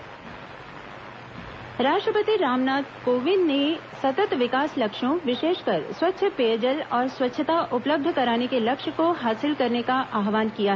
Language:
Hindi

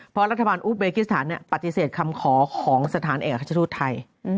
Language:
Thai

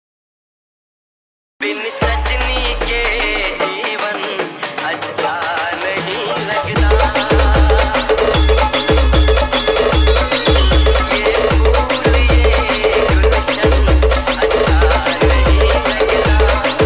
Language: Hindi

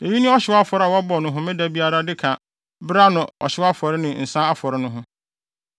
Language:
Akan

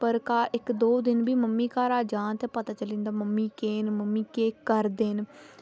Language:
Dogri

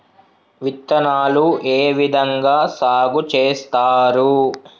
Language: Telugu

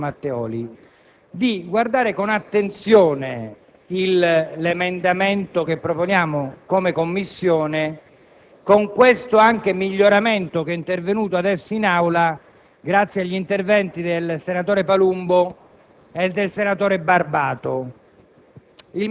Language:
Italian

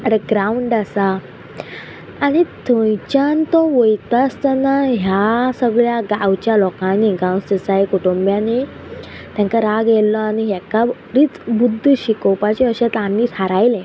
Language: Konkani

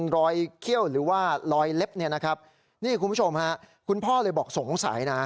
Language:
Thai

